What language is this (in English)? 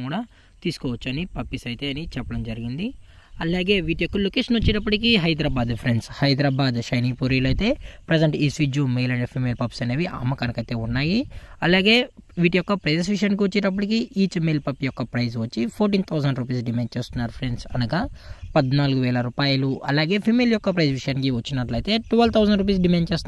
Telugu